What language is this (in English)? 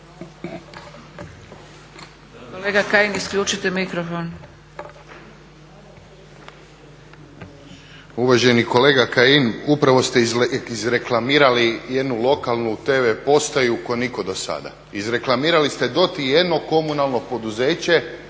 Croatian